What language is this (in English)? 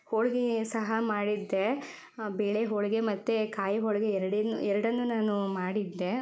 Kannada